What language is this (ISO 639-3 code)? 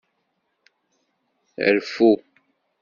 kab